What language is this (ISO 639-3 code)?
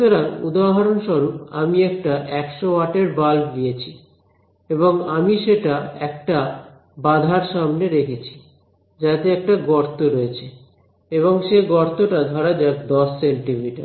ben